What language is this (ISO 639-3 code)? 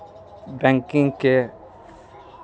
mai